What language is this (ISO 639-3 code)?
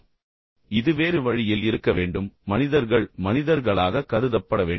tam